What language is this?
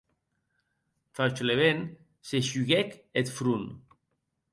Occitan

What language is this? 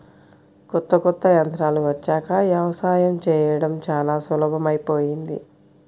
Telugu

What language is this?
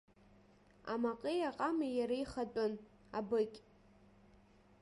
Abkhazian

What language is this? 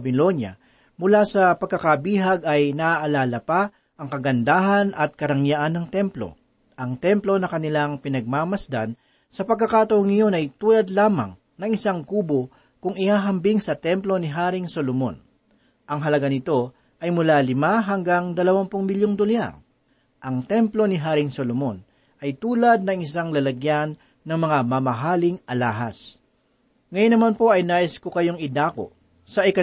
Filipino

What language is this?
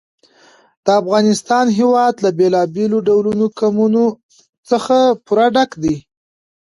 Pashto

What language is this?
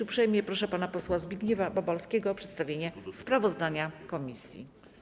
Polish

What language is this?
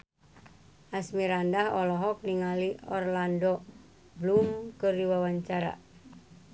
Sundanese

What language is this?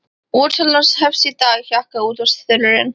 Icelandic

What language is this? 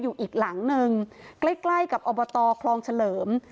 Thai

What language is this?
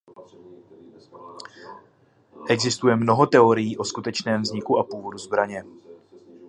Czech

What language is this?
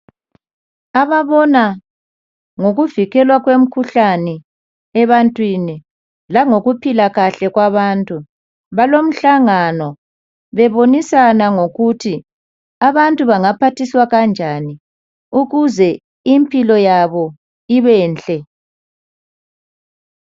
North Ndebele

